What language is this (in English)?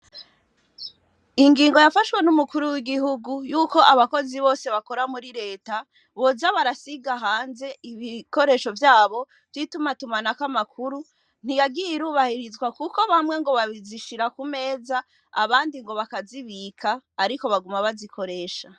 Rundi